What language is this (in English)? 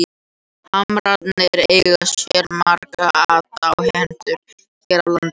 Icelandic